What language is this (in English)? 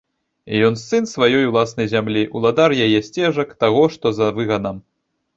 Belarusian